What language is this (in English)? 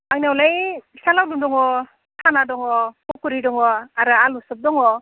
Bodo